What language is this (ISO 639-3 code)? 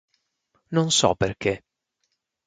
ita